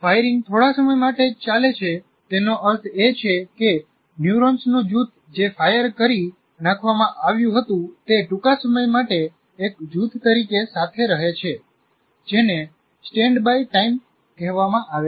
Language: Gujarati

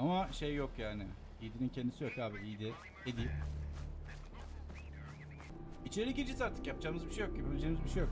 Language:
Turkish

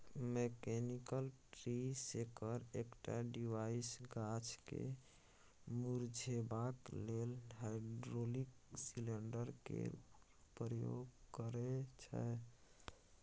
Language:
Maithili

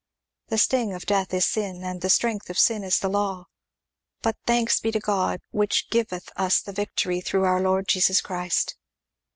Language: English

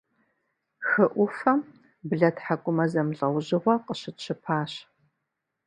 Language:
Kabardian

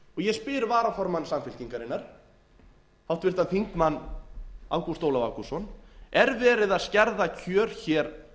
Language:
Icelandic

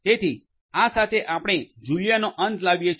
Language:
Gujarati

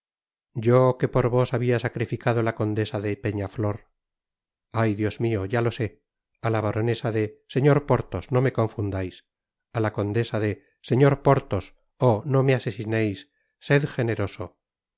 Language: Spanish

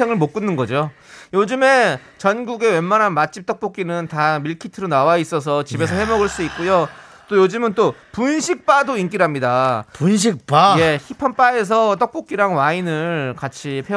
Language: Korean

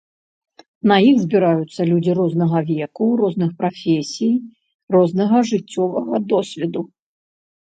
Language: Belarusian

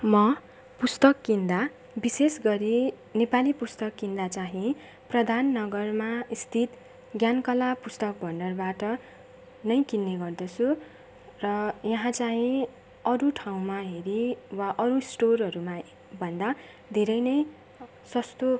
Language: Nepali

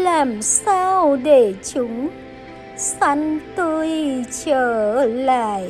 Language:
Vietnamese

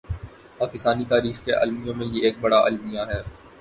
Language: Urdu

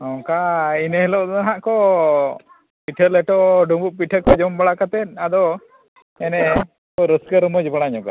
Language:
Santali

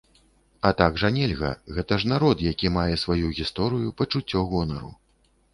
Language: Belarusian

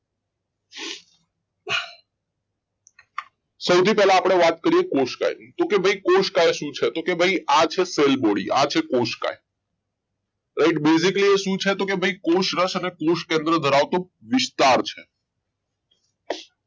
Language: Gujarati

